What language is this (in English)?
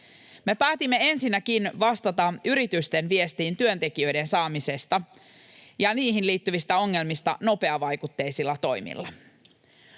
Finnish